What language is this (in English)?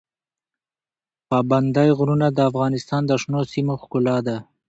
Pashto